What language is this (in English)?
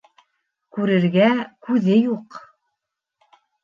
Bashkir